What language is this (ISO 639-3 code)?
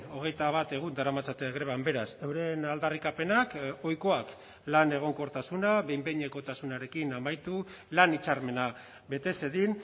eus